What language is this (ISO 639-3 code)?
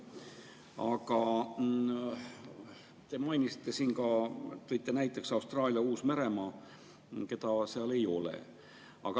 est